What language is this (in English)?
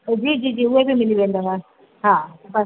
Sindhi